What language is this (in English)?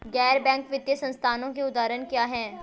Hindi